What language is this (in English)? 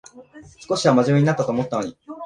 Japanese